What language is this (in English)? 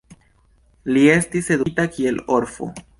Esperanto